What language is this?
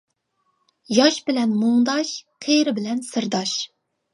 Uyghur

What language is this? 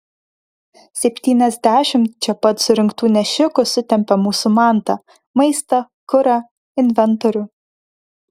Lithuanian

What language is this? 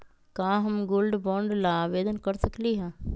Magahi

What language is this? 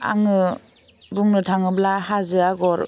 Bodo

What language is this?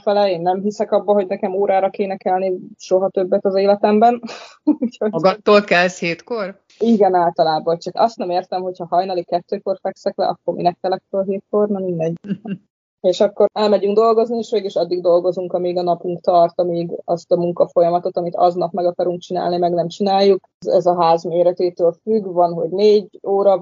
Hungarian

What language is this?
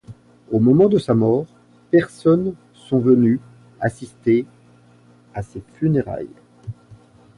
French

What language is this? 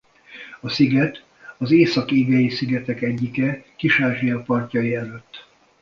Hungarian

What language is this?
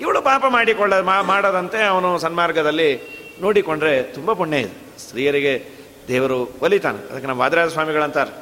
Kannada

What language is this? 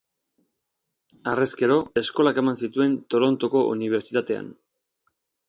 Basque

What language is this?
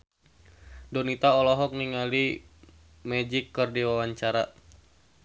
Sundanese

